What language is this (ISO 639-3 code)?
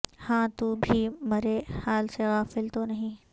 urd